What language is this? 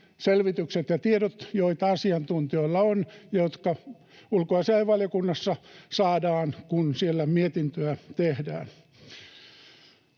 Finnish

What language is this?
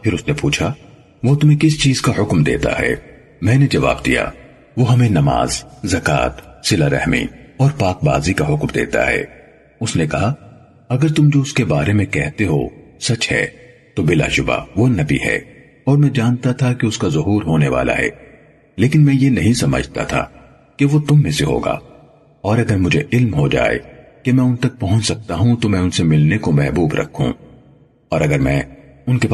Urdu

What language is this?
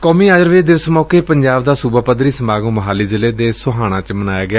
Punjabi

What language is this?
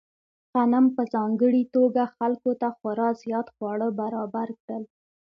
Pashto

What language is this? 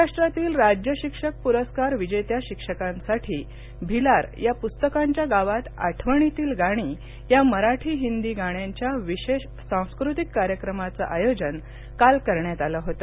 Marathi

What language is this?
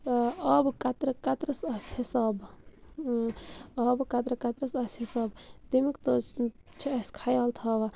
Kashmiri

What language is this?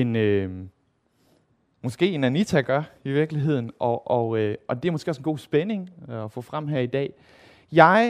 Danish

